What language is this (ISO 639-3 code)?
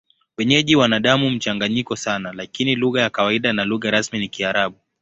swa